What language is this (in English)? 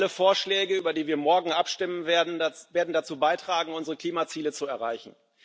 German